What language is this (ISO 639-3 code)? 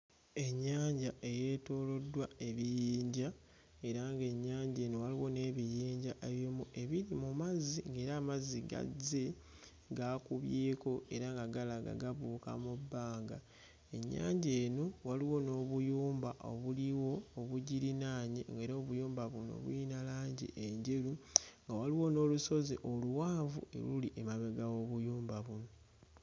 lug